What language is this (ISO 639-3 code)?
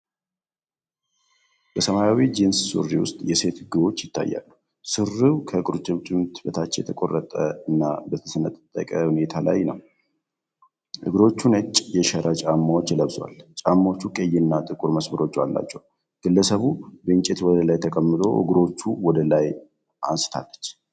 amh